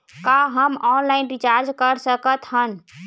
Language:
Chhattisgarhi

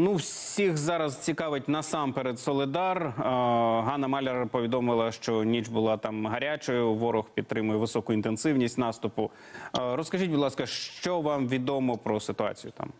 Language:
Ukrainian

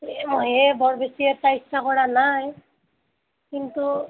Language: Assamese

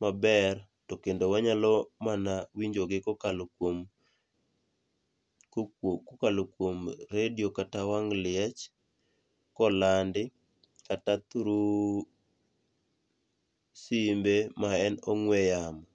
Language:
Luo (Kenya and Tanzania)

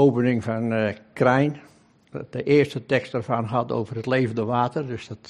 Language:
Dutch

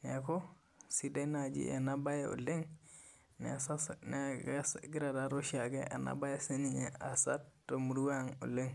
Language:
Masai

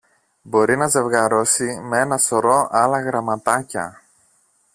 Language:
Greek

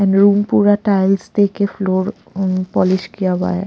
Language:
Hindi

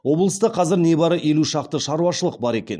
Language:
Kazakh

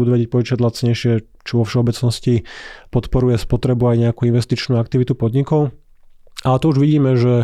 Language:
Slovak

